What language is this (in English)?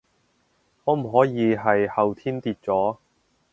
Cantonese